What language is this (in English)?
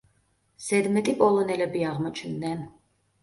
Georgian